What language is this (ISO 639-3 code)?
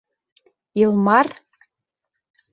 bak